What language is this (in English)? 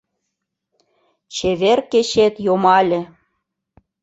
Mari